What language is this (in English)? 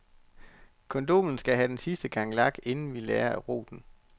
Danish